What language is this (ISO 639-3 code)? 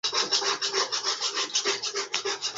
swa